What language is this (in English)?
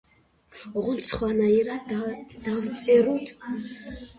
Georgian